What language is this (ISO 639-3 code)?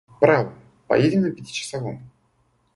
rus